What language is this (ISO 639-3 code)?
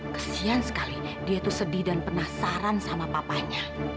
ind